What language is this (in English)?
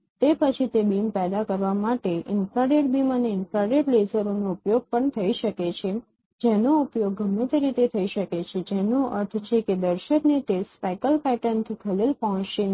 Gujarati